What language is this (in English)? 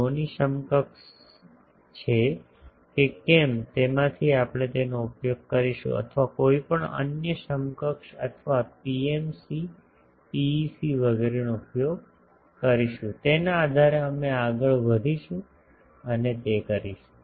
Gujarati